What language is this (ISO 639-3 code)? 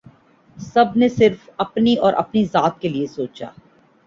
urd